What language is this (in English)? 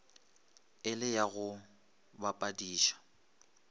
Northern Sotho